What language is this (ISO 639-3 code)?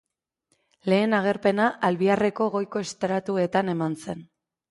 eus